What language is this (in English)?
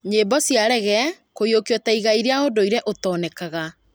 Kikuyu